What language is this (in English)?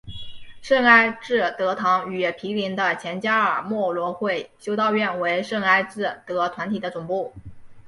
Chinese